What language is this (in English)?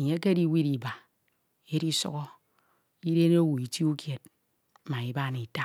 Ito